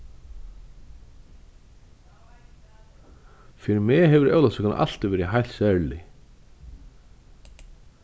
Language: Faroese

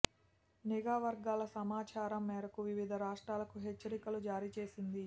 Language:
Telugu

